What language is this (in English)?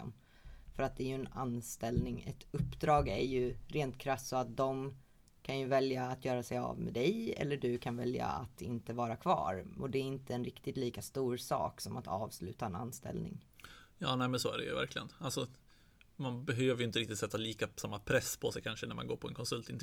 Swedish